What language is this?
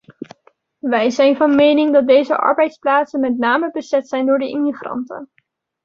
Dutch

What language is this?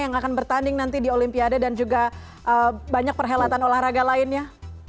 Indonesian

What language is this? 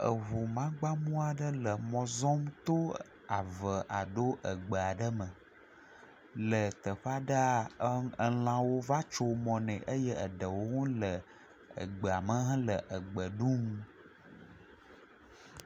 Ewe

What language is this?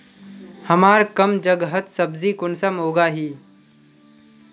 Magahi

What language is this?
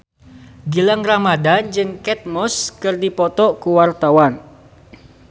Sundanese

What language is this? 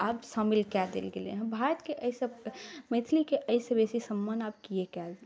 Maithili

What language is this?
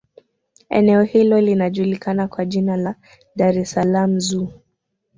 Swahili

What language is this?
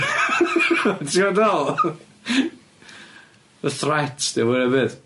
Welsh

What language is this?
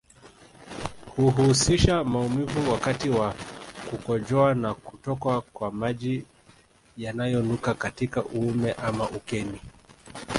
Swahili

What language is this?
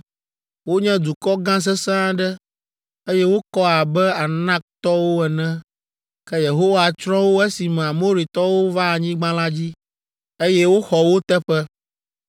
Ewe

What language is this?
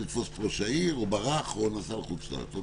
Hebrew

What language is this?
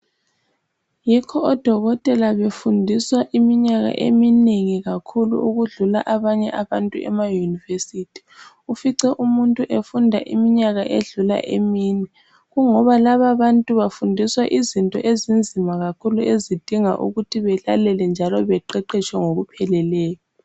North Ndebele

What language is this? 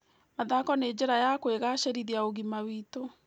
Kikuyu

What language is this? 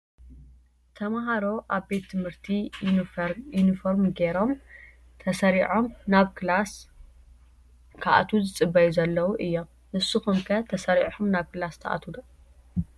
Tigrinya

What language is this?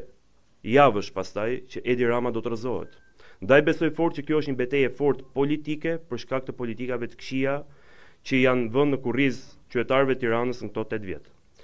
Romanian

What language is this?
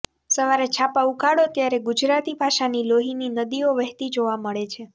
Gujarati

